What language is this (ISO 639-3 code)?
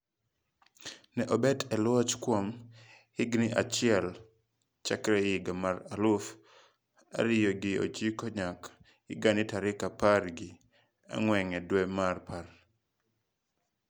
luo